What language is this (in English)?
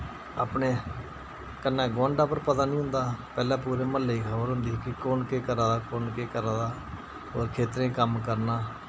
Dogri